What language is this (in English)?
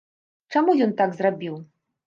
Belarusian